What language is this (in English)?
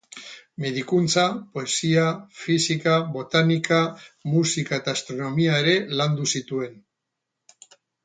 Basque